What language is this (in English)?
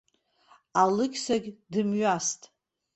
Abkhazian